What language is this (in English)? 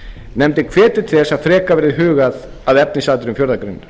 Icelandic